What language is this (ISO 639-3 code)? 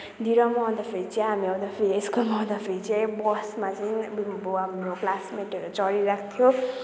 nep